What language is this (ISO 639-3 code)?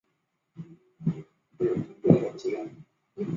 zho